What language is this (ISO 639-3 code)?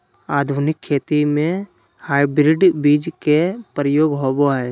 mag